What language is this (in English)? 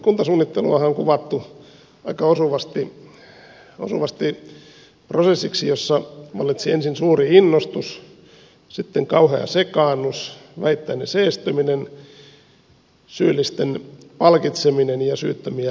Finnish